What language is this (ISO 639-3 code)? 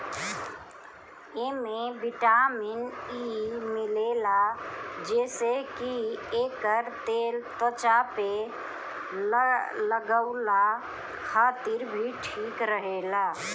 bho